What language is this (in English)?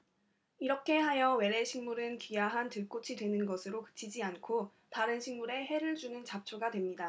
Korean